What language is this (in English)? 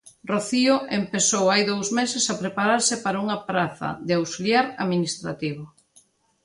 Galician